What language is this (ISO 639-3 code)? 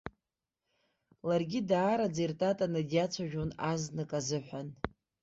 abk